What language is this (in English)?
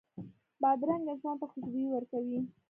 Pashto